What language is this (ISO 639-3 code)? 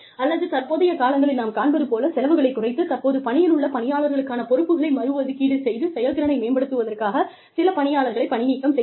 tam